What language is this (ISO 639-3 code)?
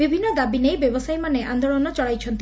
ori